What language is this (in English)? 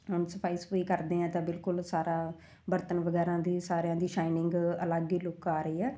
Punjabi